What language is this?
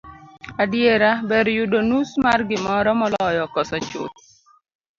Luo (Kenya and Tanzania)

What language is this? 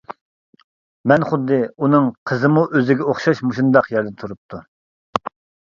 Uyghur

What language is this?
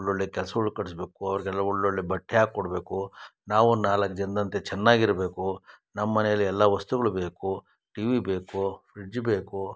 Kannada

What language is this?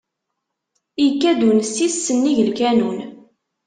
Kabyle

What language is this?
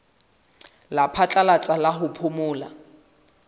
Southern Sotho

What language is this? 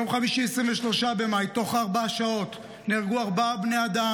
Hebrew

